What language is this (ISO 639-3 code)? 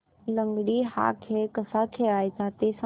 mar